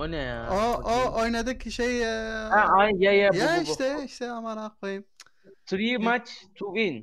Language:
Turkish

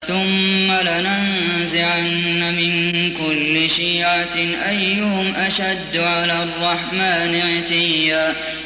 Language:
Arabic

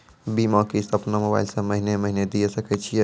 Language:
Maithili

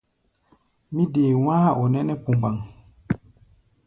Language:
Gbaya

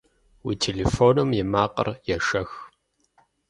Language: Kabardian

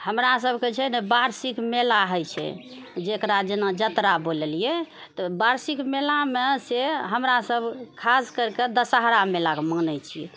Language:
Maithili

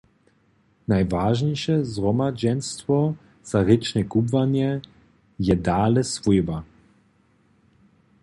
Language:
Upper Sorbian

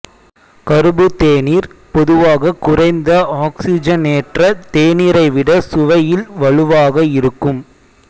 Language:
Tamil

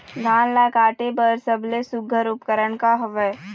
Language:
Chhattisgarhi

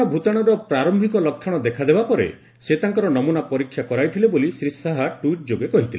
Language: Odia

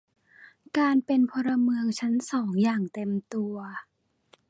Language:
Thai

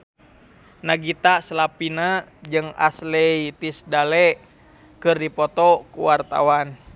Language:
Sundanese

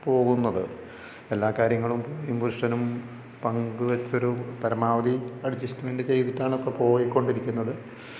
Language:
Malayalam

